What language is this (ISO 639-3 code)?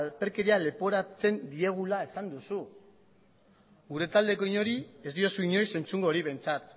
eus